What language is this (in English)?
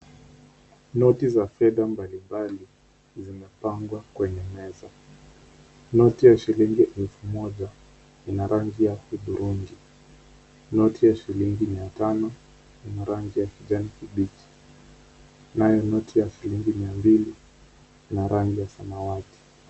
Swahili